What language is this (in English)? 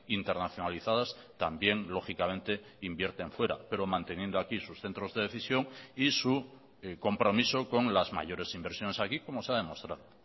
Spanish